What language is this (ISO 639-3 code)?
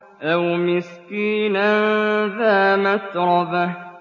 ara